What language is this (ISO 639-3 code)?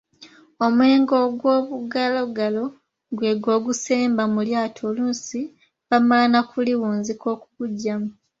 lug